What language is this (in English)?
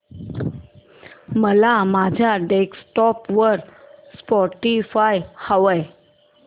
Marathi